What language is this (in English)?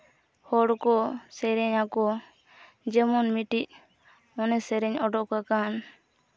Santali